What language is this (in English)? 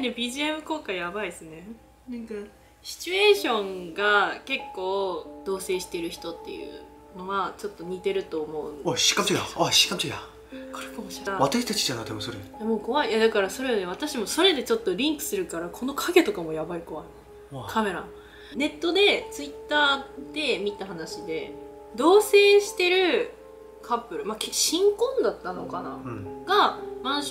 Japanese